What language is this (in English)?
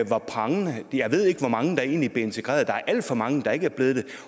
Danish